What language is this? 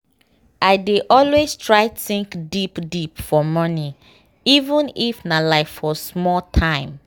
Nigerian Pidgin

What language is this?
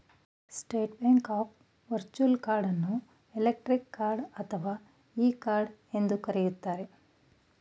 Kannada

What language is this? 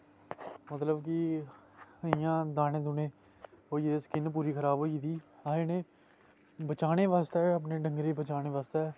Dogri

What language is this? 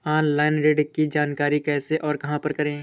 Hindi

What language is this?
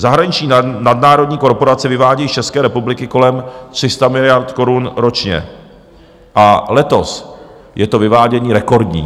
Czech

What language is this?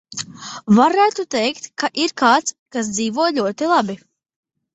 Latvian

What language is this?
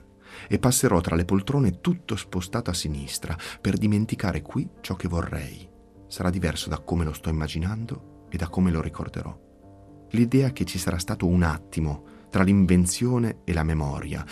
Italian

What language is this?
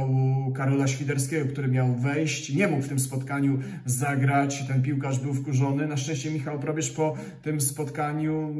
Polish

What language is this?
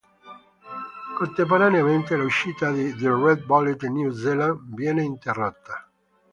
Italian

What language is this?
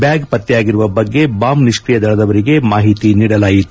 Kannada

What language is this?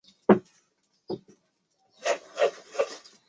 Chinese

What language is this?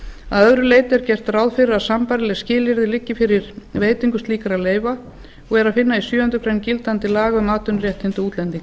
Icelandic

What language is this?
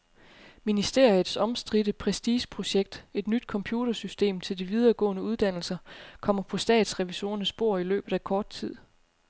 Danish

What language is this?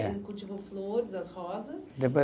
Portuguese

